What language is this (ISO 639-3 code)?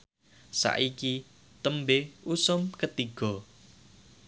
jav